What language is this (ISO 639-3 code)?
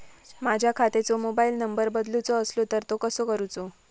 mar